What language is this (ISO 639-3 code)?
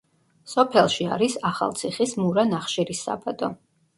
kat